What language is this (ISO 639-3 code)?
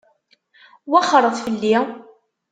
kab